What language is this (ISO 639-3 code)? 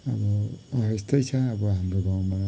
nep